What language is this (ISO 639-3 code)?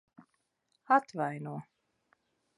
lav